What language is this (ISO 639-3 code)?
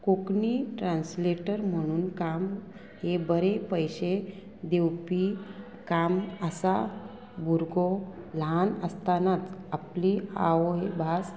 kok